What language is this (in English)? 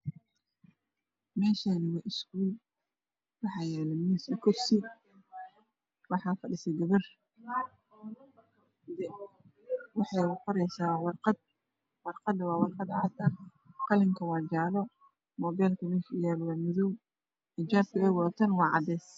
Somali